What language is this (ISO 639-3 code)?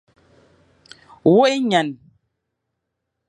fan